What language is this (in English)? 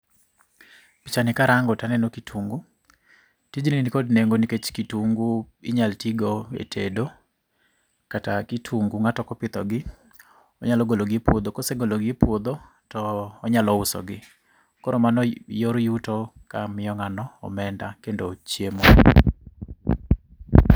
Luo (Kenya and Tanzania)